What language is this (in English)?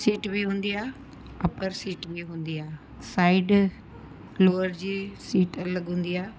Sindhi